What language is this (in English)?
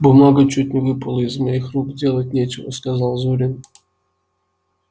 Russian